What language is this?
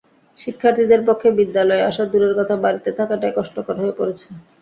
Bangla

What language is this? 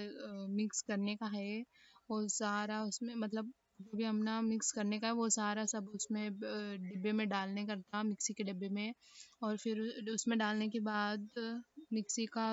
Deccan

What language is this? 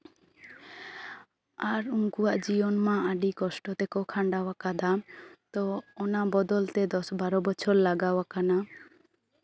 Santali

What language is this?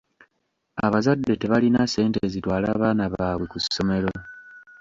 Ganda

